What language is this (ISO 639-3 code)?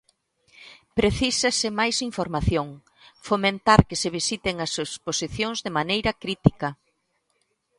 glg